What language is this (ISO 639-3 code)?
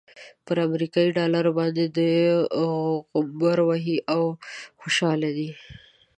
pus